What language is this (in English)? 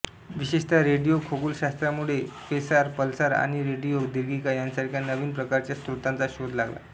Marathi